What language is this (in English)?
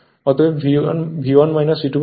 Bangla